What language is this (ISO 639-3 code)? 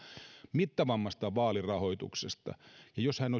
fin